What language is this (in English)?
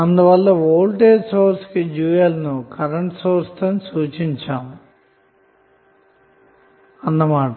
Telugu